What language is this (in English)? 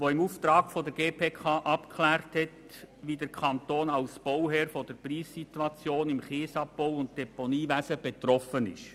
Swiss German